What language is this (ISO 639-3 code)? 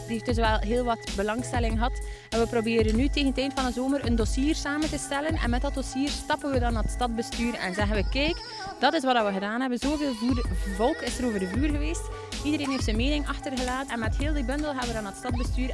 nld